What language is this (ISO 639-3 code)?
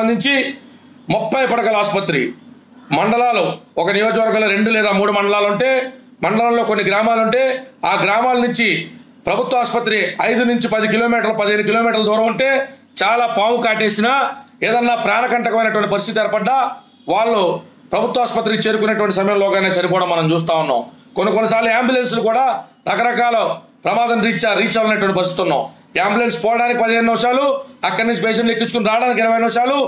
tel